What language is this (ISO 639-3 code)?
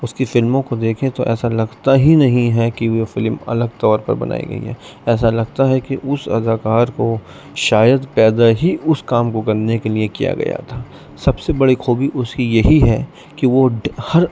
urd